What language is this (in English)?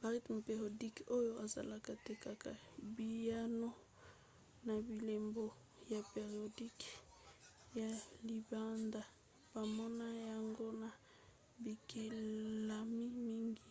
Lingala